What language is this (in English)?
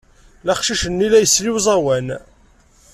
Kabyle